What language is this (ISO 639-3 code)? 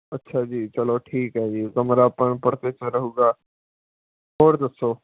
pan